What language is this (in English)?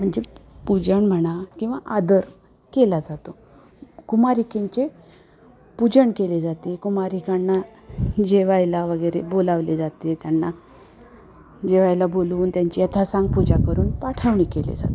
Marathi